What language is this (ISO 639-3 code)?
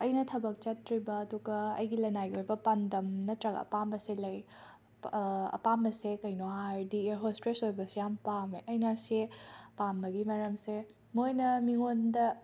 mni